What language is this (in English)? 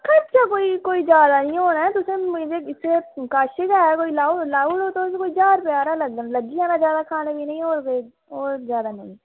Dogri